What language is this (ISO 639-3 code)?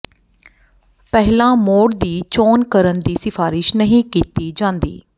pan